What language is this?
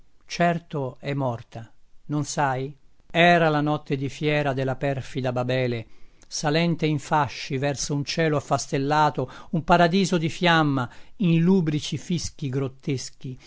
Italian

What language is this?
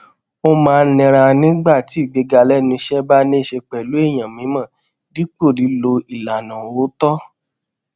Yoruba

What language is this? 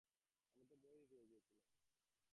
Bangla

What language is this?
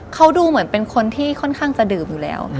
Thai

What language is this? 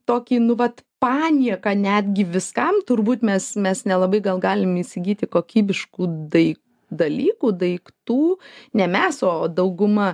Lithuanian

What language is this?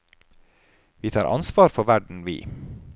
Norwegian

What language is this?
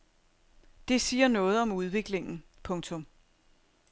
Danish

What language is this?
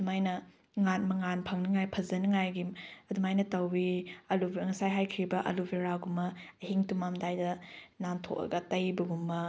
Manipuri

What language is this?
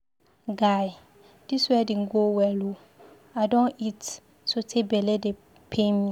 Nigerian Pidgin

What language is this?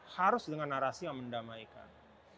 Indonesian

